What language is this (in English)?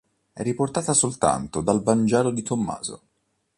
Italian